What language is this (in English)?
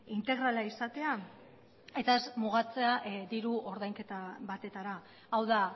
Basque